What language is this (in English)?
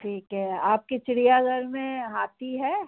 Hindi